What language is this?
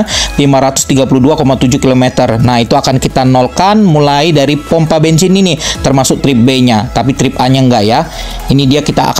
Indonesian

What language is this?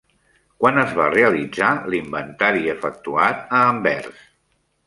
Catalan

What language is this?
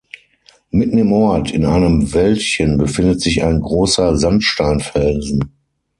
German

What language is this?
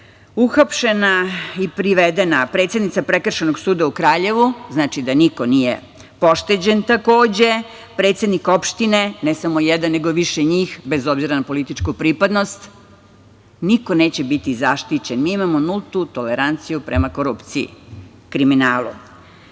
Serbian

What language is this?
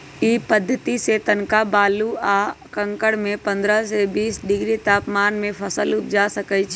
Magahi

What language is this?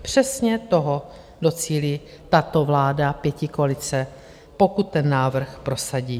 Czech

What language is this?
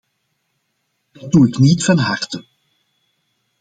Dutch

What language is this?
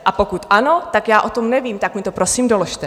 Czech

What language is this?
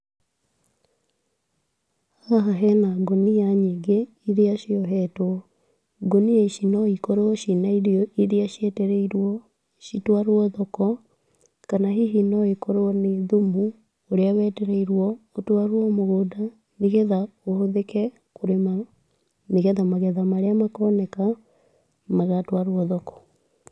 Kikuyu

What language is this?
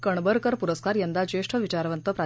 Marathi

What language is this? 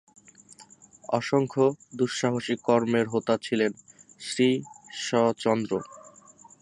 Bangla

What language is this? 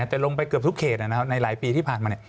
Thai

